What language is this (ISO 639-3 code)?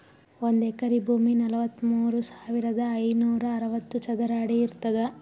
kan